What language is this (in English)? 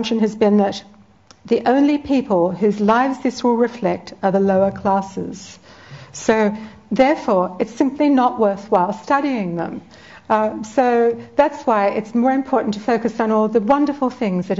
English